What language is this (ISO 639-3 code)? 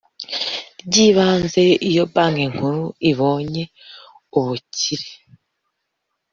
kin